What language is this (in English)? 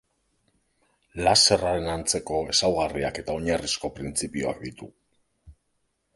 Basque